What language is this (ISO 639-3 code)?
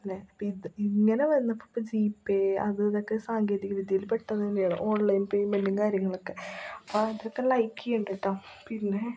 mal